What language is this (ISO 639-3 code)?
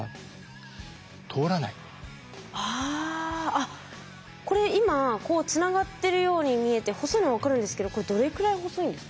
jpn